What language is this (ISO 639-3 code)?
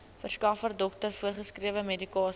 afr